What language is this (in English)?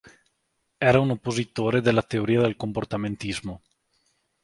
Italian